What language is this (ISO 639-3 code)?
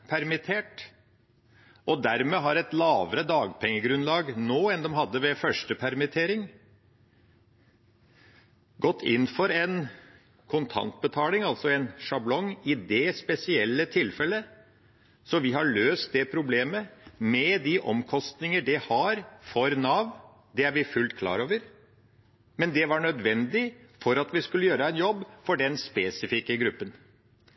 nob